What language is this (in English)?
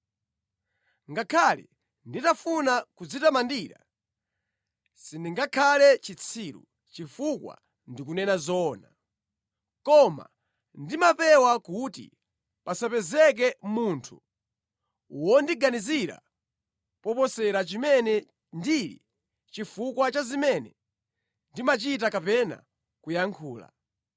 Nyanja